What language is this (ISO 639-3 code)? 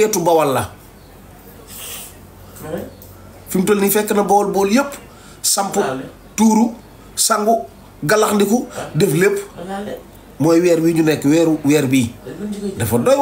fra